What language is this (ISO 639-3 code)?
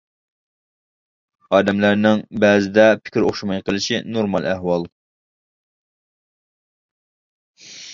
uig